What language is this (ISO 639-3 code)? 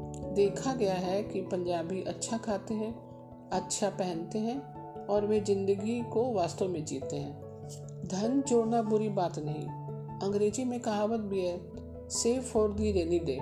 hin